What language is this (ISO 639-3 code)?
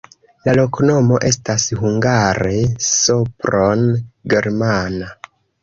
epo